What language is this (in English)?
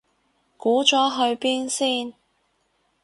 Cantonese